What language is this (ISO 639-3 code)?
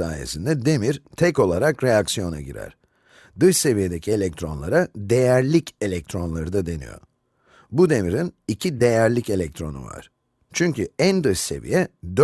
tur